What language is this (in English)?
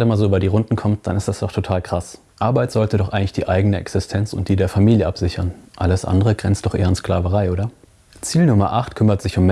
German